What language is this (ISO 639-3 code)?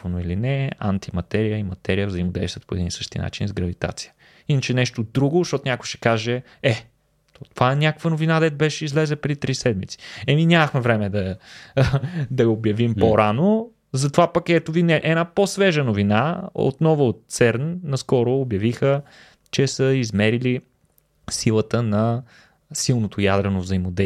bul